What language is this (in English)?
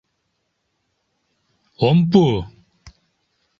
Mari